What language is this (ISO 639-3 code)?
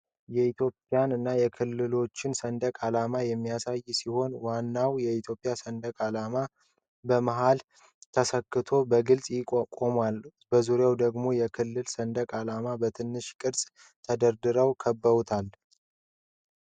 amh